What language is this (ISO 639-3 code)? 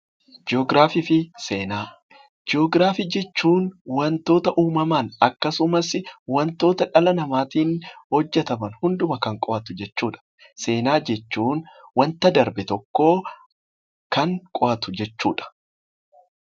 orm